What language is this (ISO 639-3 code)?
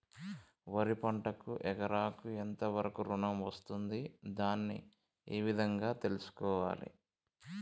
tel